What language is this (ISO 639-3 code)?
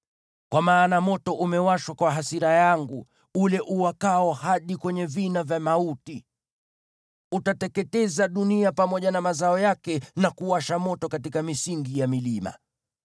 swa